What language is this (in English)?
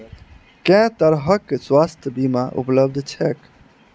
Maithili